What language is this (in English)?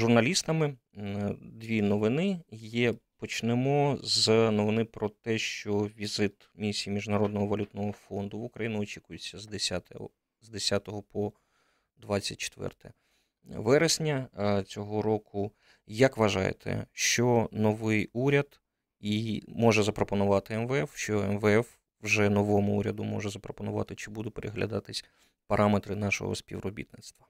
Ukrainian